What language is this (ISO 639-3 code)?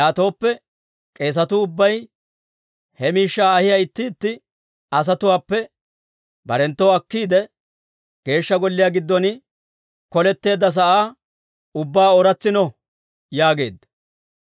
dwr